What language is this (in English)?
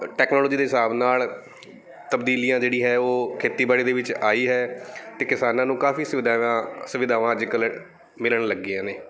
Punjabi